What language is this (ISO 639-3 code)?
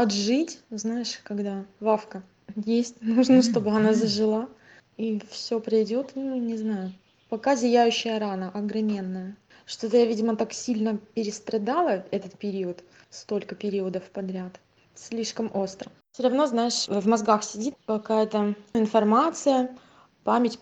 rus